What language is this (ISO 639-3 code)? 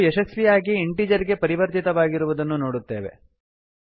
kan